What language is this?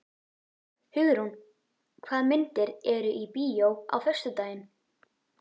Icelandic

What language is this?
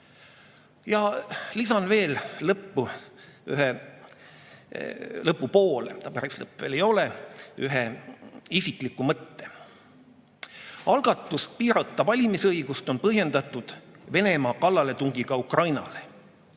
Estonian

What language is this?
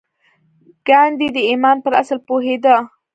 Pashto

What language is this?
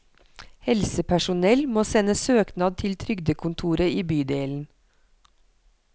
Norwegian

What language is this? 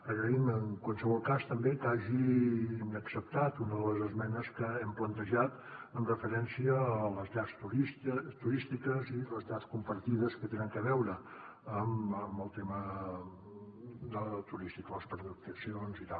Catalan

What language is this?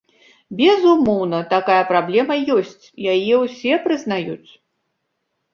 Belarusian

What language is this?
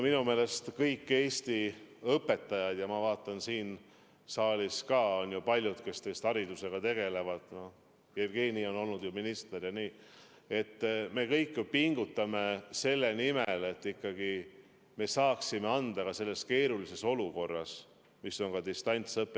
Estonian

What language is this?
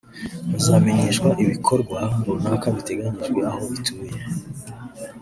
Kinyarwanda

